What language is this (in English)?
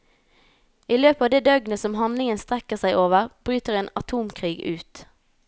Norwegian